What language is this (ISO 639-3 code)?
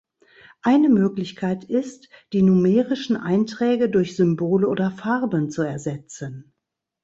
deu